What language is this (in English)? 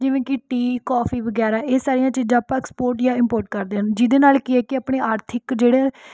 Punjabi